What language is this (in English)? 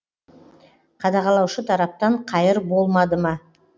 Kazakh